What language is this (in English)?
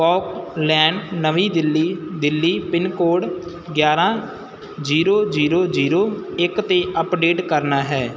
Punjabi